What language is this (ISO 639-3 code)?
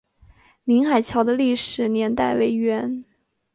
zho